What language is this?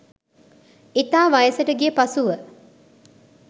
Sinhala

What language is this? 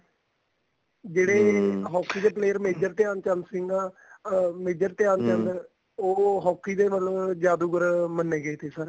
Punjabi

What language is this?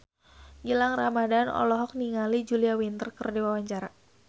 Sundanese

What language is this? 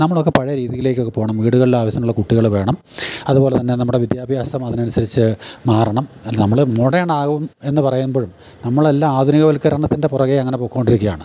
Malayalam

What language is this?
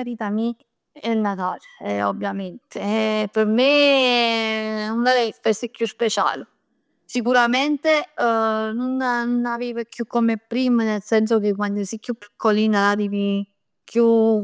Neapolitan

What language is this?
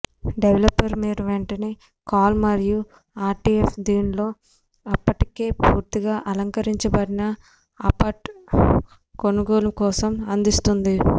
Telugu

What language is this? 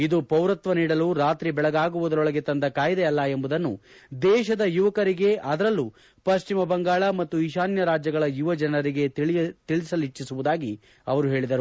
Kannada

